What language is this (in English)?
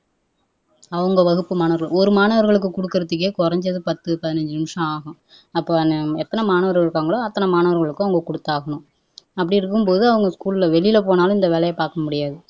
Tamil